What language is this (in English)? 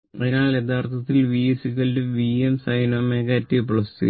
Malayalam